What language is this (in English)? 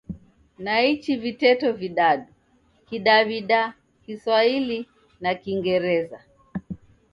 Taita